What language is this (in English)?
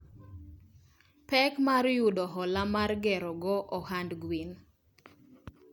Luo (Kenya and Tanzania)